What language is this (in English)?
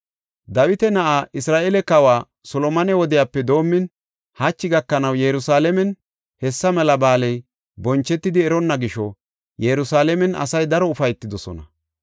Gofa